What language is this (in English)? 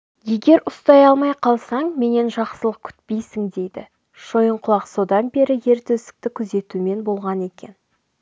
Kazakh